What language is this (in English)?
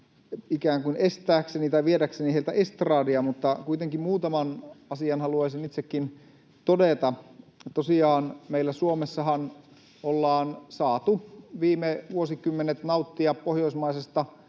Finnish